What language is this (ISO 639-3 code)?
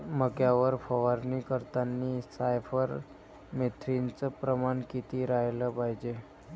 mar